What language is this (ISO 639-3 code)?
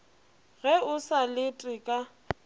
nso